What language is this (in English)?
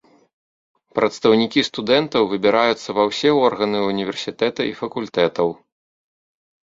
Belarusian